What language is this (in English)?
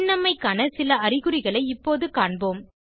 Tamil